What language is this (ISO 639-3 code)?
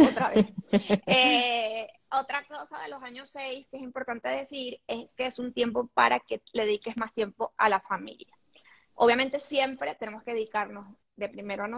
spa